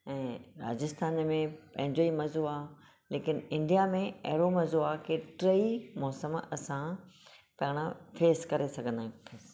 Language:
Sindhi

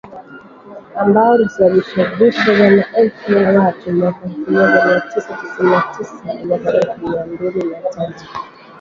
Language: Swahili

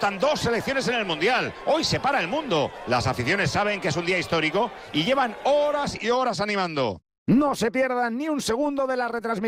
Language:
Spanish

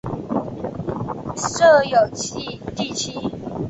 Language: Chinese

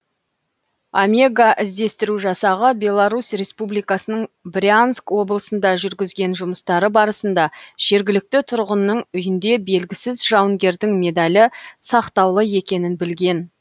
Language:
Kazakh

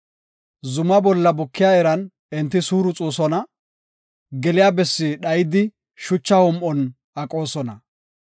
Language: Gofa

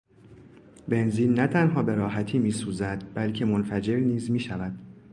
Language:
Persian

